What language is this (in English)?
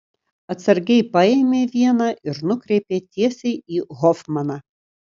Lithuanian